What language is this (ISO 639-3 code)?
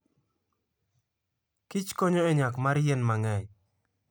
luo